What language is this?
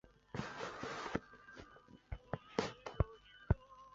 Chinese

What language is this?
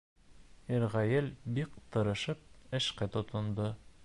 Bashkir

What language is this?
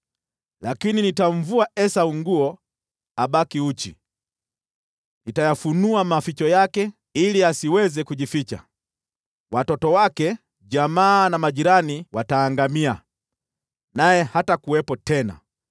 Swahili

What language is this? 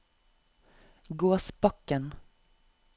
Norwegian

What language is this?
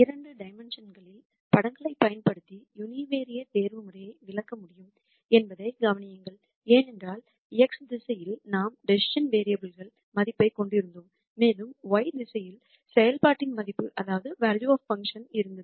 Tamil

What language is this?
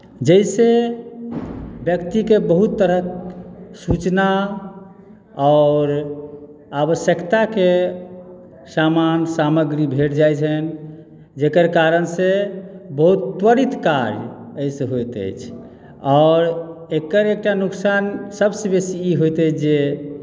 Maithili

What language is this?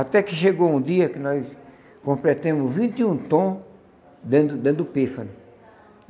Portuguese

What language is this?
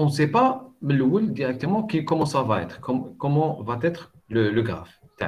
French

